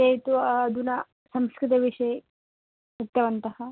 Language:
Sanskrit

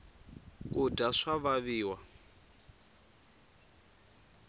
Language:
Tsonga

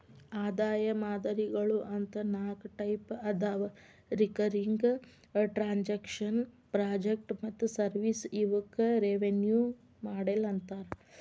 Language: Kannada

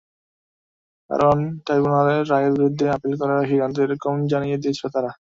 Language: Bangla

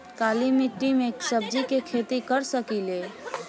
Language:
Bhojpuri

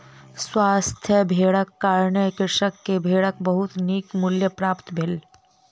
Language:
Maithili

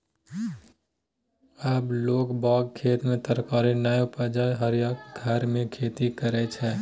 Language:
Maithili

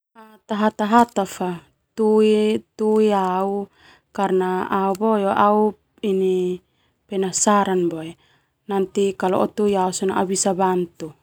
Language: Termanu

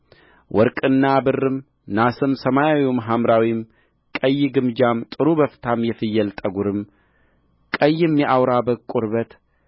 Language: Amharic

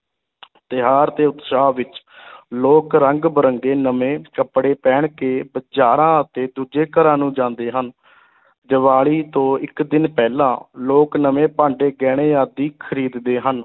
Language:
Punjabi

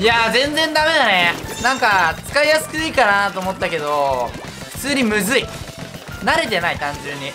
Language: Japanese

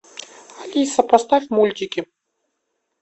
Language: Russian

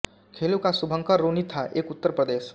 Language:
Hindi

